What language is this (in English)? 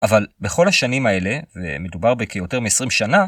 Hebrew